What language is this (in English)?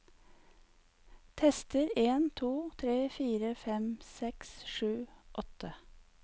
Norwegian